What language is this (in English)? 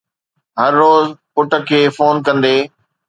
Sindhi